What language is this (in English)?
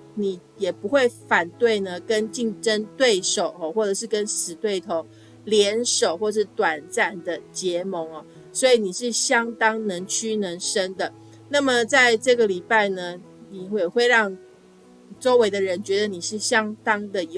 Chinese